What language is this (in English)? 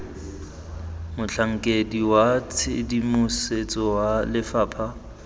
Tswana